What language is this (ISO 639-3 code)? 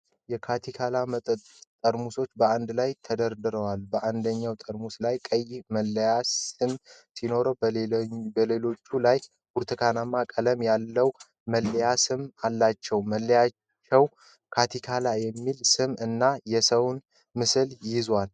amh